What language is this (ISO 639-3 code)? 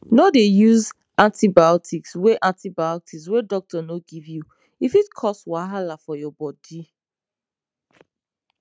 pcm